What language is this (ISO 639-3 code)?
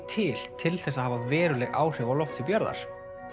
isl